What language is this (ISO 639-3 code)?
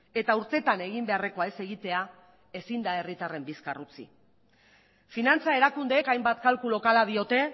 eus